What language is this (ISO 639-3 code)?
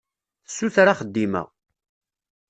kab